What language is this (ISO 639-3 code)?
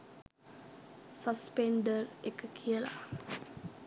sin